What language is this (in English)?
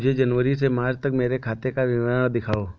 Hindi